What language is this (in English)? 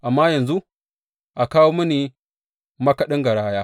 Hausa